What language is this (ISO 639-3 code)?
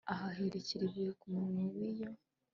kin